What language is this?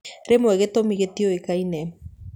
Kikuyu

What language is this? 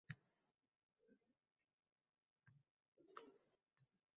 Uzbek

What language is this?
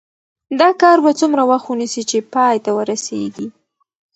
Pashto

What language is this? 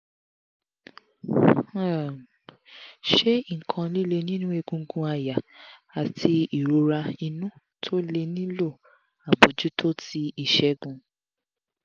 Yoruba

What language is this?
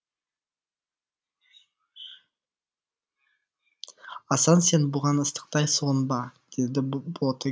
Kazakh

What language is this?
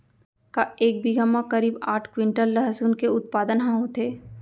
Chhattisgarhi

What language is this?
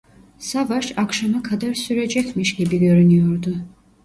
Turkish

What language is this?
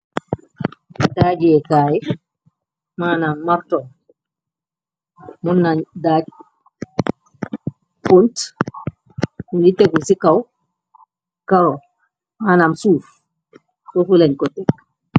Wolof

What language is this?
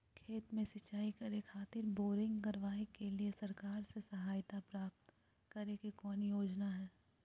Magahi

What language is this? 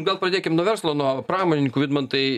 Lithuanian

